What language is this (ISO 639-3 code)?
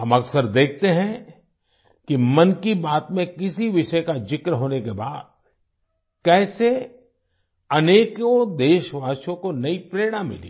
hin